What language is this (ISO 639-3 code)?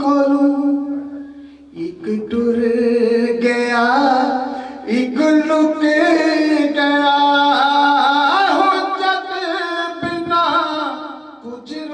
ara